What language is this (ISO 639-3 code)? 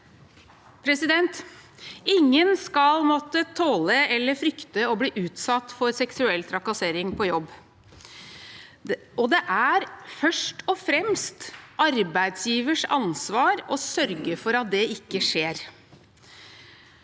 nor